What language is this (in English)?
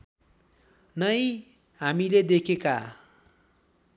Nepali